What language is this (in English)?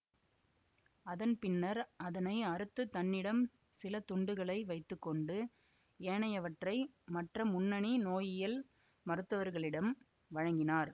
Tamil